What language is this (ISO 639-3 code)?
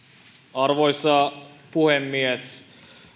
fin